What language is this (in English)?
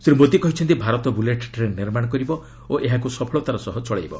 Odia